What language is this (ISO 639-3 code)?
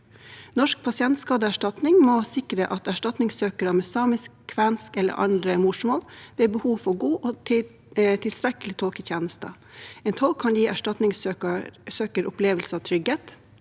nor